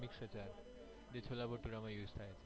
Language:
Gujarati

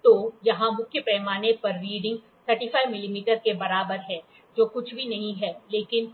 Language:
Hindi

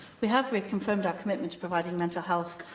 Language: English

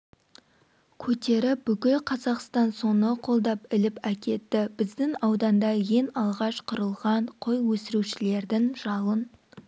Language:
Kazakh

